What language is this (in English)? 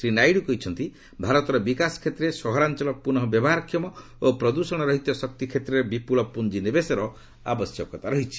Odia